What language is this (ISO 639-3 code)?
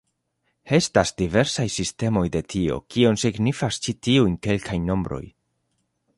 epo